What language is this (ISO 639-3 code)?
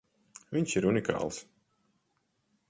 lav